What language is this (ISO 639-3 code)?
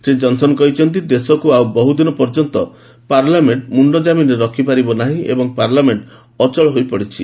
ori